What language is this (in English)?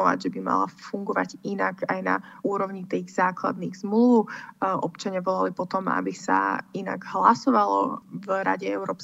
Slovak